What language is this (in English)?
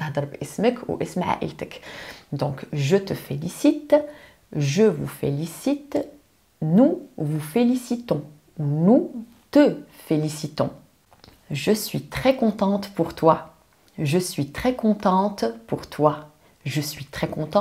French